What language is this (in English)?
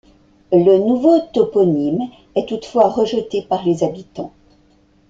French